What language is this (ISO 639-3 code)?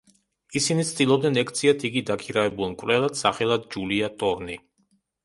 kat